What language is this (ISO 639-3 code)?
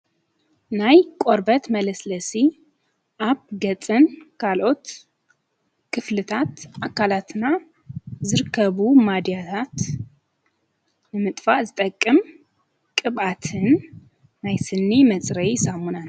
tir